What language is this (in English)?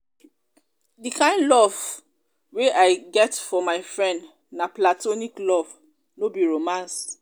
Nigerian Pidgin